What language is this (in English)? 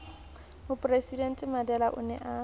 Southern Sotho